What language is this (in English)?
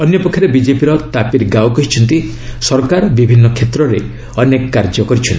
Odia